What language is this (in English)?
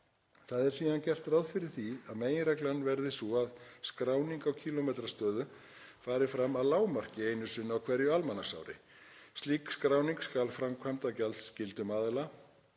Icelandic